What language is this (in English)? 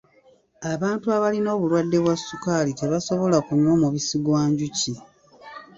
Ganda